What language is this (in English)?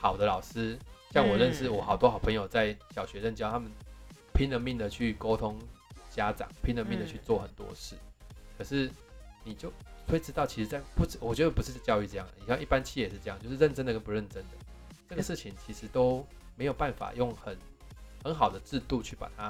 Chinese